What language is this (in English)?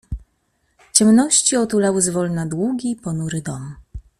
Polish